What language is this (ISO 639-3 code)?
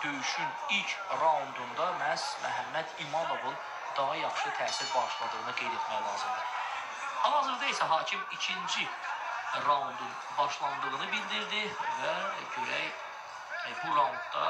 tur